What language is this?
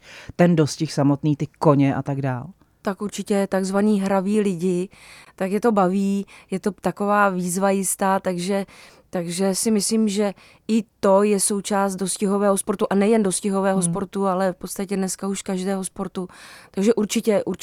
Czech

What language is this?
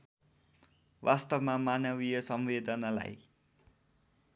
Nepali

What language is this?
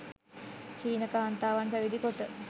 Sinhala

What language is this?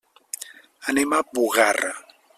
Catalan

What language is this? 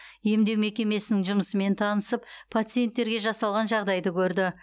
Kazakh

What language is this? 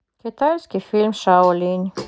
Russian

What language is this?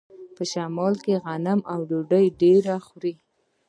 Pashto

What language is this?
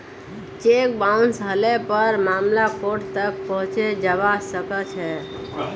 Magahi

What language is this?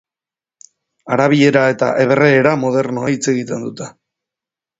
Basque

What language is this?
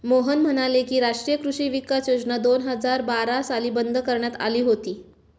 Marathi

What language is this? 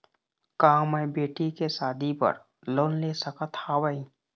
Chhattisgarhi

